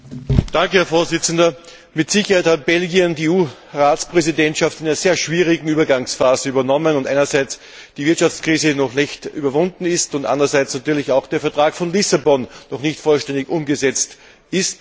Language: German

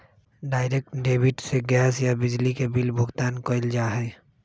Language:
Magahi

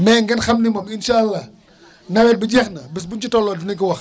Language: Wolof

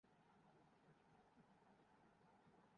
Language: Urdu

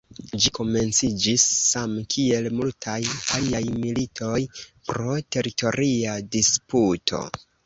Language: Esperanto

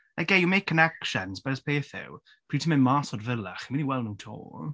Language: Welsh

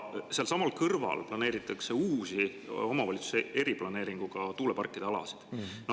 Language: Estonian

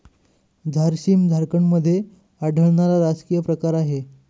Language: Marathi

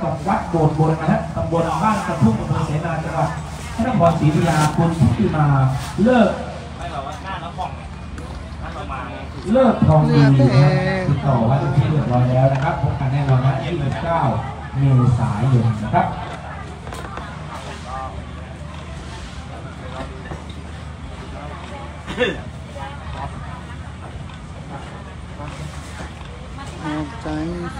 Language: Thai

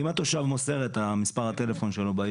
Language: Hebrew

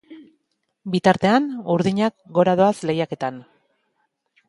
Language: Basque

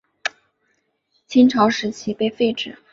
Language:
Chinese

